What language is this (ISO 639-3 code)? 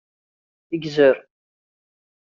kab